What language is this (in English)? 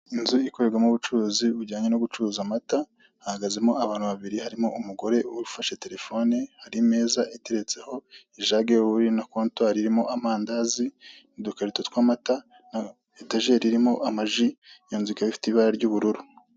Kinyarwanda